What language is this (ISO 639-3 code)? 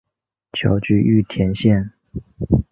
zho